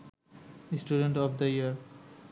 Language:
Bangla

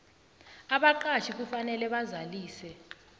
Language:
South Ndebele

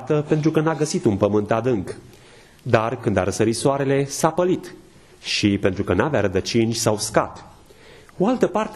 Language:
Romanian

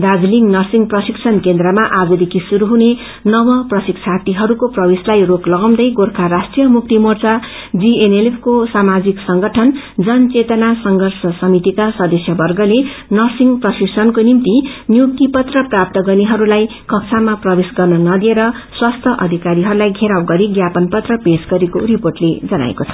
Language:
Nepali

